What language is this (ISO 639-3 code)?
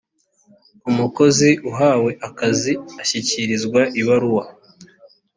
kin